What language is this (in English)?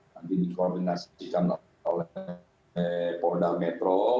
Indonesian